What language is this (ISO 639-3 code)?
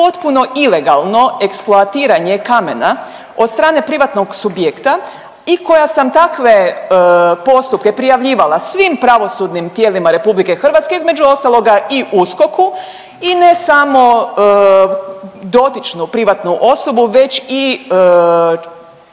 hrv